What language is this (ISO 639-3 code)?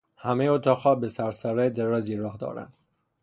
fas